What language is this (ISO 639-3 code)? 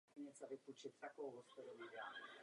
ces